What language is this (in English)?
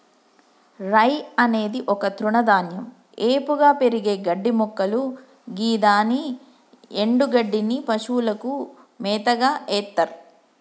Telugu